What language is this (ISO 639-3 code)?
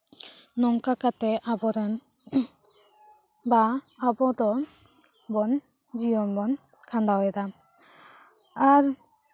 sat